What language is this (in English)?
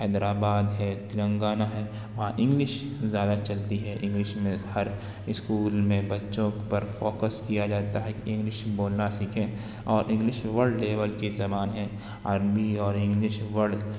Urdu